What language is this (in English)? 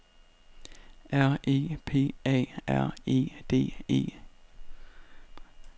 Danish